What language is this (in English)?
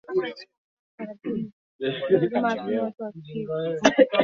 Swahili